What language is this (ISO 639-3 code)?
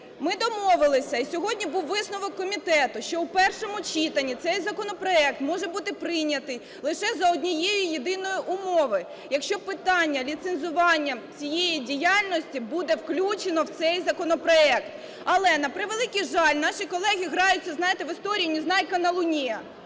ukr